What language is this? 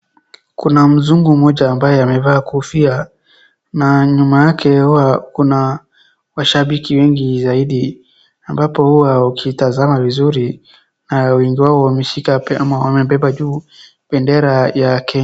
Swahili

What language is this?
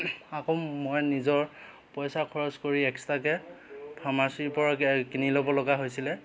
Assamese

